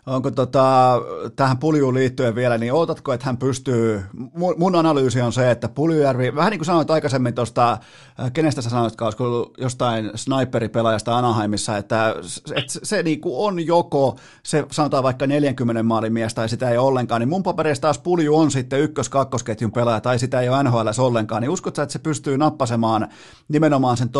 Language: Finnish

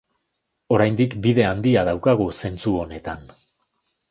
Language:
Basque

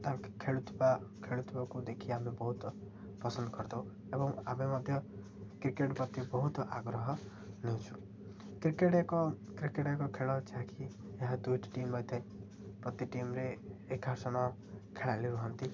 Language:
Odia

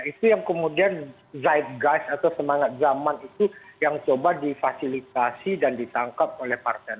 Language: Indonesian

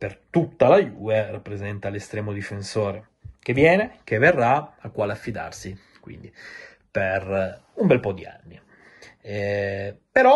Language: Italian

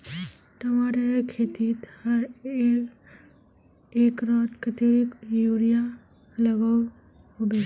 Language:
Magahi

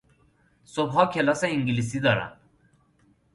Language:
Persian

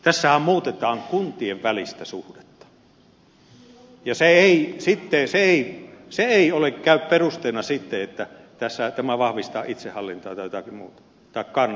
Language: Finnish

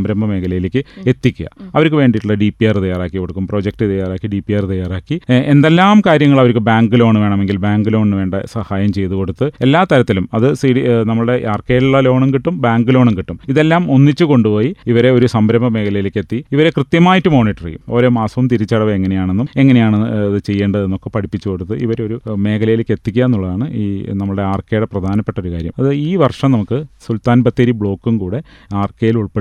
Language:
Malayalam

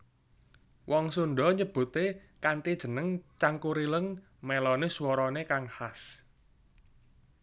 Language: Javanese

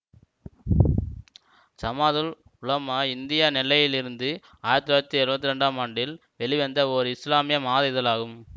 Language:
Tamil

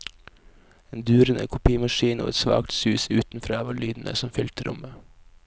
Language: Norwegian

